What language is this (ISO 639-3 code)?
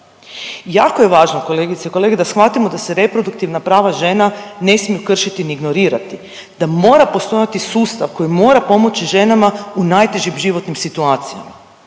hrv